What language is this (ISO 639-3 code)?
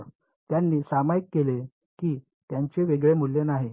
mar